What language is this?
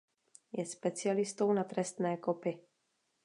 Czech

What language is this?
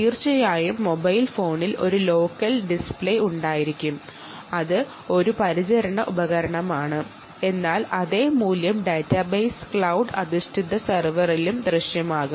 Malayalam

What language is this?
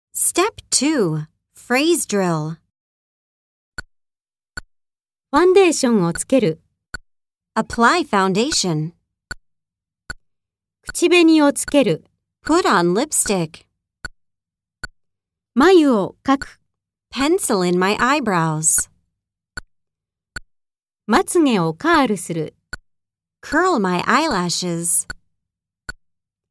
Japanese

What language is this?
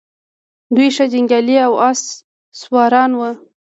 Pashto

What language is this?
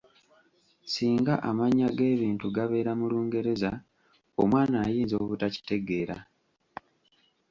Ganda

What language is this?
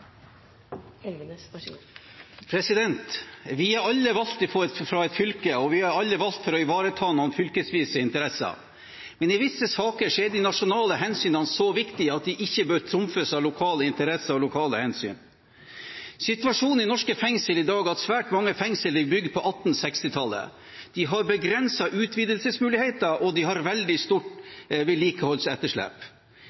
Norwegian Bokmål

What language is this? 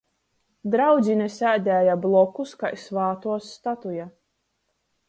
Latgalian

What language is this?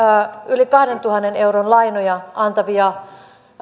Finnish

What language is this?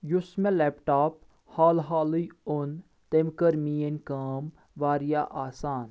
Kashmiri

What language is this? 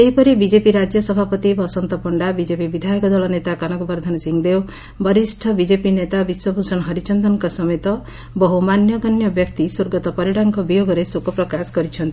Odia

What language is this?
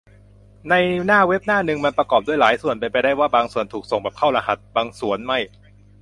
Thai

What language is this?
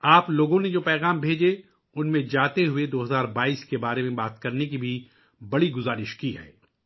Urdu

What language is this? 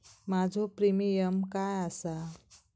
Marathi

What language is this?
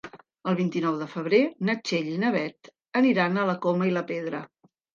Catalan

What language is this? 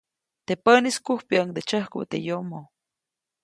Copainalá Zoque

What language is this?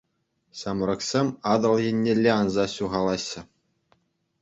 Chuvash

